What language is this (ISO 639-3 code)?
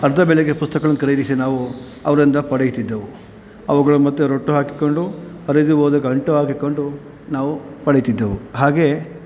kan